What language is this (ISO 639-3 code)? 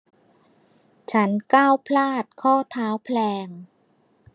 tha